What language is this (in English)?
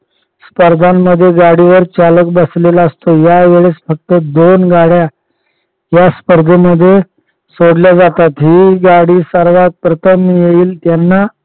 Marathi